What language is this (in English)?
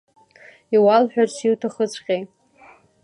Abkhazian